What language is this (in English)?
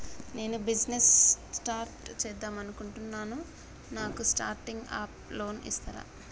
Telugu